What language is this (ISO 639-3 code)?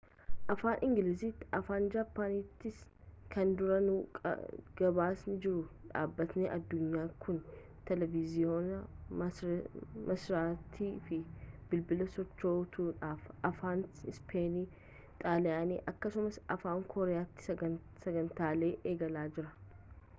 orm